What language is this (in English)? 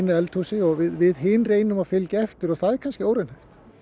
Icelandic